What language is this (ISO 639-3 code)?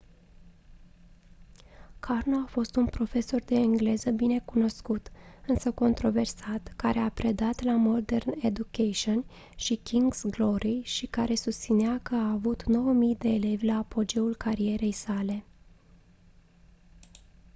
ron